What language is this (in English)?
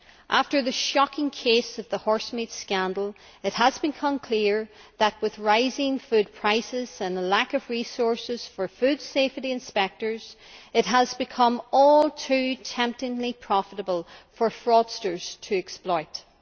English